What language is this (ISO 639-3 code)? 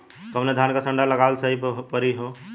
bho